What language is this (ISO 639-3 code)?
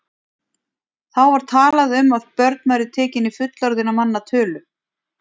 isl